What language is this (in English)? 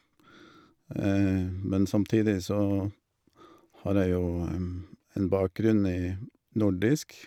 Norwegian